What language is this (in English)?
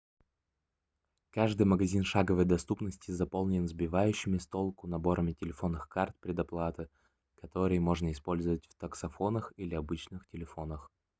Russian